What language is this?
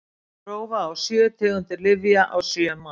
Icelandic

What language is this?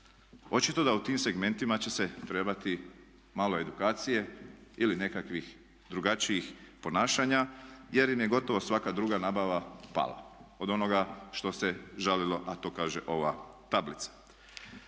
Croatian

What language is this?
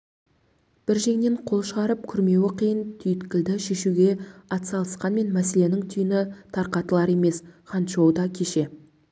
Kazakh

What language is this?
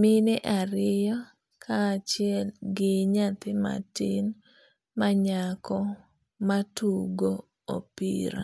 Luo (Kenya and Tanzania)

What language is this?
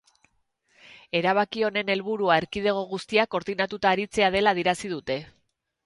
Basque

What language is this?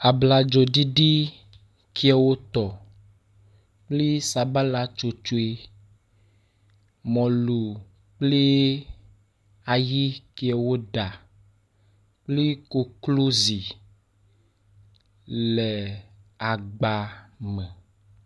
Ewe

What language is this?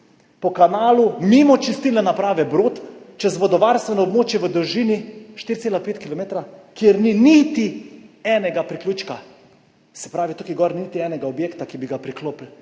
Slovenian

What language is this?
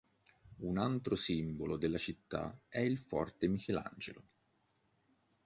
Italian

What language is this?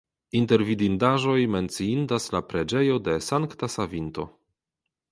Esperanto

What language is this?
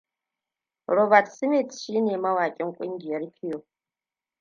Hausa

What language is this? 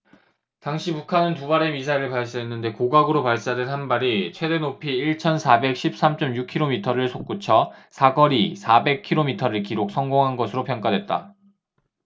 Korean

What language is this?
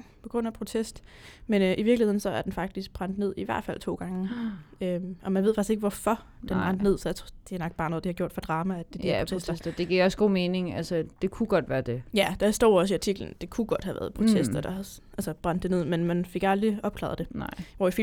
Danish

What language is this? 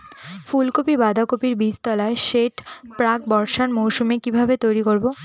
Bangla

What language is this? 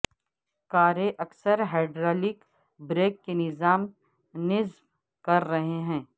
Urdu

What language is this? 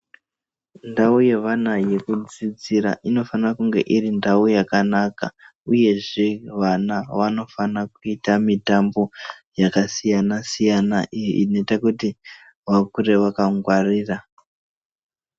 Ndau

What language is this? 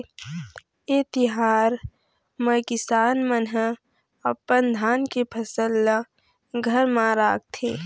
Chhattisgarhi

